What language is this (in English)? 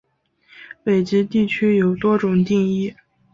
Chinese